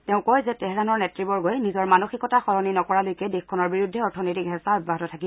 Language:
Assamese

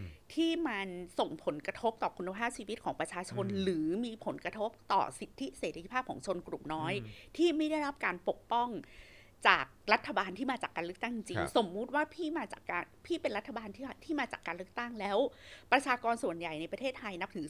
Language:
Thai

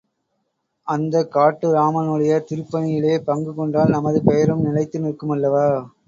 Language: Tamil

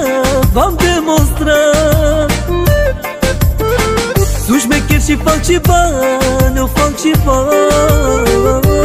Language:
Romanian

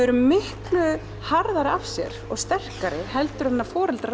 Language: Icelandic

